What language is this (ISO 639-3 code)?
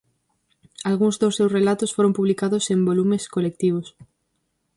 glg